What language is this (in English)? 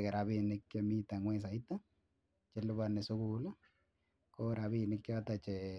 Kalenjin